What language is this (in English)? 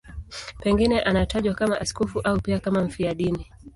Swahili